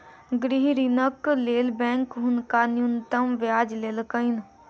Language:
Maithili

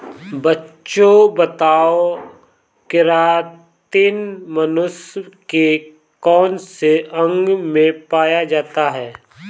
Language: Hindi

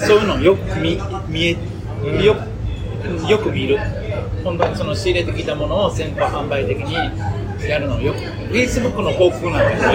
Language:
Japanese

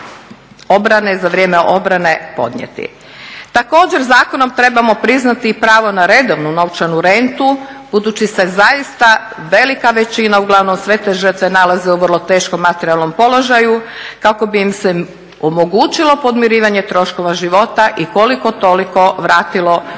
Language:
Croatian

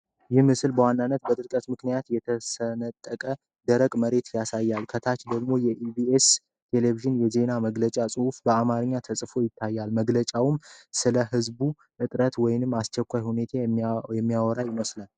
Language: Amharic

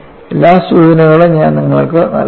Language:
Malayalam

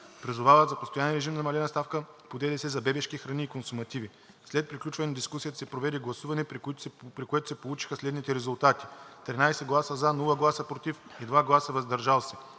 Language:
Bulgarian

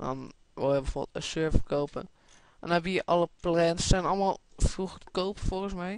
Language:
Dutch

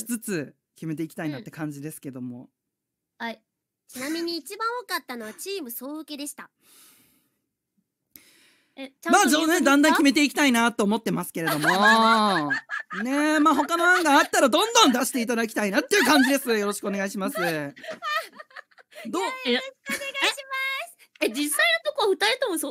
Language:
Japanese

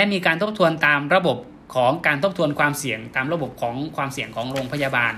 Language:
Thai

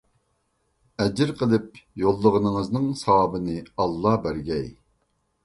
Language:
Uyghur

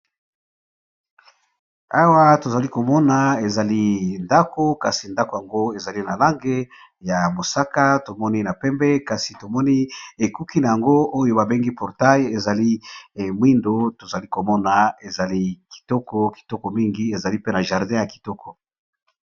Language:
Lingala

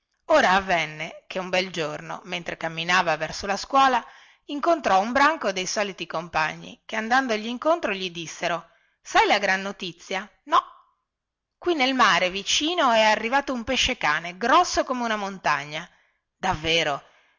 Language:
Italian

